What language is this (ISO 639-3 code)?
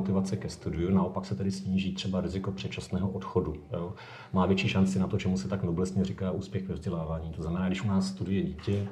ces